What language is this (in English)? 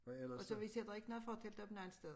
Danish